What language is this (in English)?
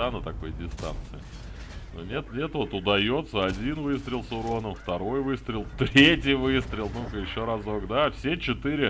Russian